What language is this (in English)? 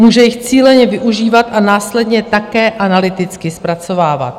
Czech